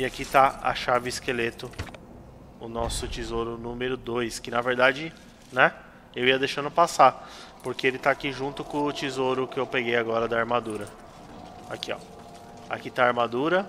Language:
Portuguese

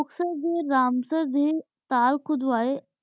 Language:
Punjabi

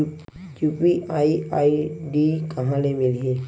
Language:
Chhattisgarhi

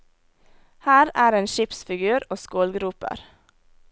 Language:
Norwegian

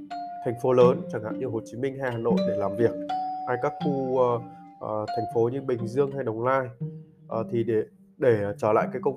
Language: Vietnamese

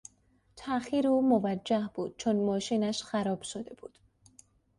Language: Persian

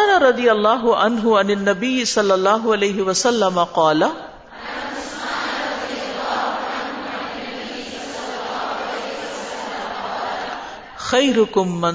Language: Urdu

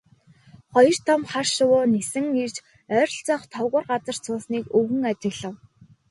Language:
Mongolian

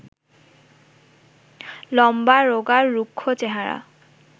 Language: Bangla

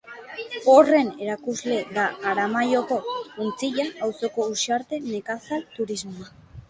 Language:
Basque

